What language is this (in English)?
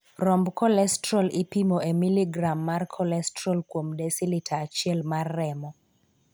Luo (Kenya and Tanzania)